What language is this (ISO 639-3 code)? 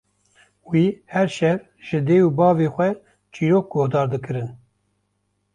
kur